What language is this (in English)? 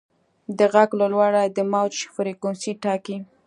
Pashto